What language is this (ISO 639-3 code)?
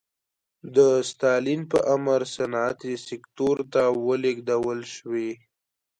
pus